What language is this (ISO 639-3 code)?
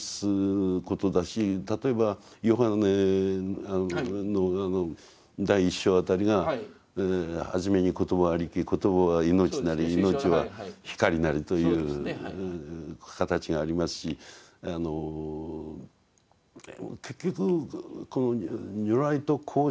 jpn